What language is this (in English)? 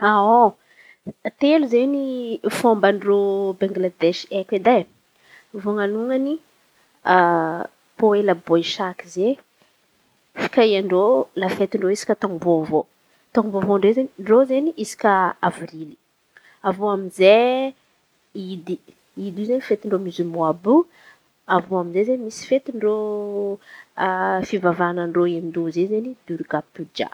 Antankarana Malagasy